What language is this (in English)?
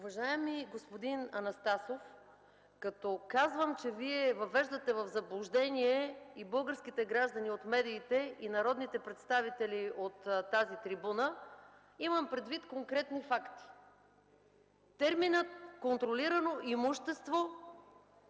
Bulgarian